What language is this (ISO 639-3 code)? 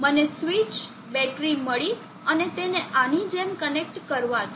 guj